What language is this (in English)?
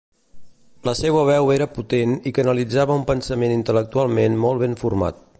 Catalan